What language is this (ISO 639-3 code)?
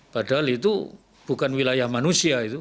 ind